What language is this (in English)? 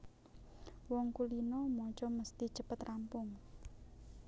Javanese